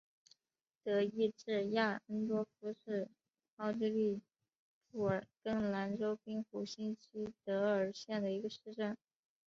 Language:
Chinese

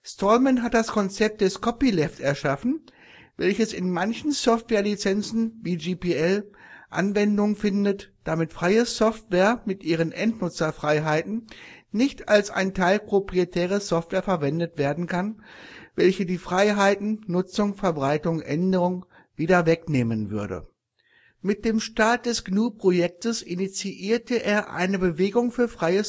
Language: German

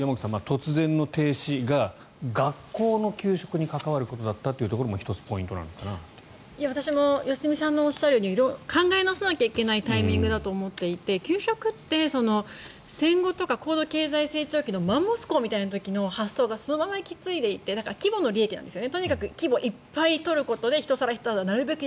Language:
Japanese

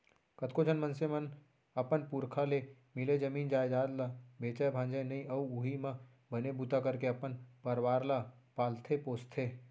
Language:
Chhattisgarhi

